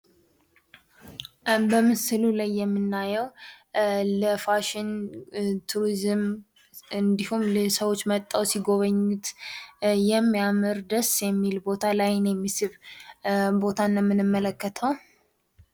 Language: Amharic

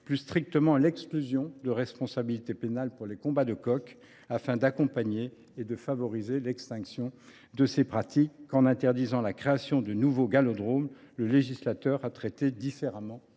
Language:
French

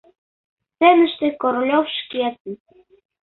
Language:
Mari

